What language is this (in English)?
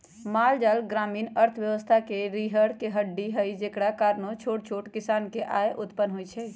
Magahi